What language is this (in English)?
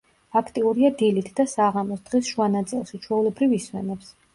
Georgian